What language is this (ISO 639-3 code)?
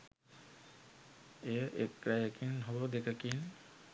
sin